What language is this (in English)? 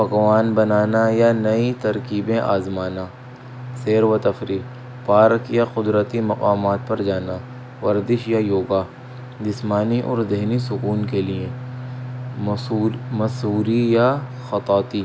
Urdu